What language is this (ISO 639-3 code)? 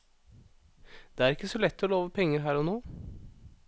nor